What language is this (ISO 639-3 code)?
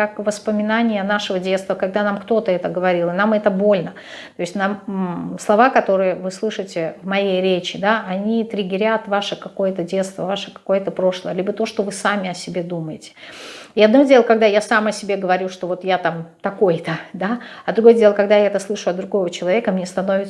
rus